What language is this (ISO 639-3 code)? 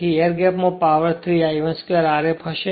guj